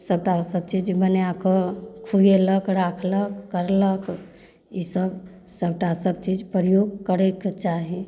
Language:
Maithili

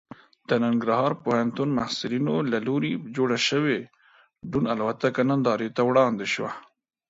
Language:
Pashto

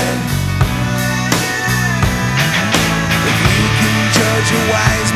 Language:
Greek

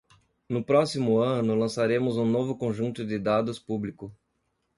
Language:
Portuguese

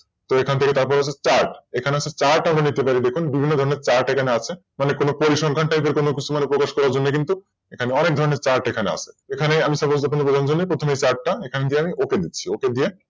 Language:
Bangla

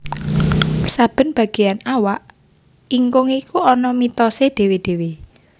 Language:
Javanese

